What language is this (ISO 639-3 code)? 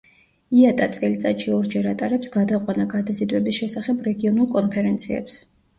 kat